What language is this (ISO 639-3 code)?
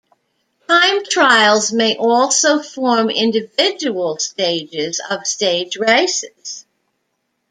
eng